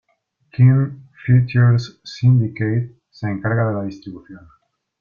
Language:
Spanish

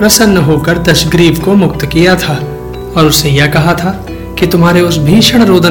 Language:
Hindi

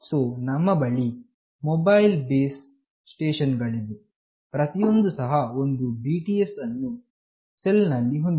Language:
Kannada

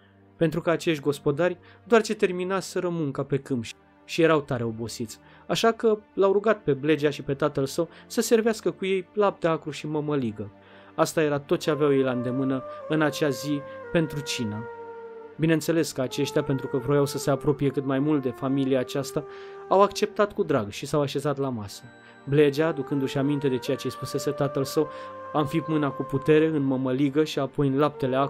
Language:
Romanian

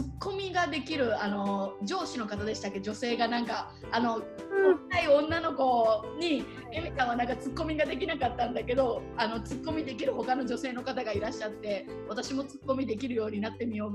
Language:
Japanese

